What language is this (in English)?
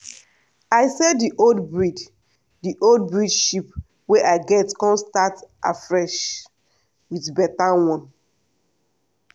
Nigerian Pidgin